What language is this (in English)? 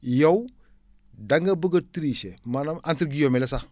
Wolof